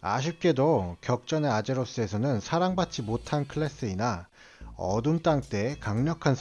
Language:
Korean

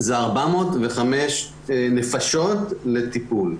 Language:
Hebrew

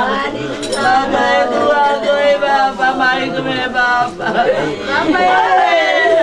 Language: Indonesian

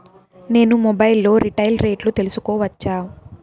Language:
Telugu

